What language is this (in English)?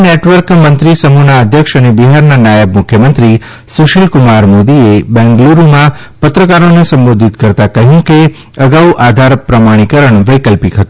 Gujarati